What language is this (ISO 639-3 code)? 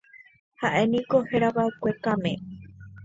grn